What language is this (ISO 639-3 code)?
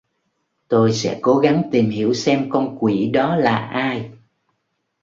vie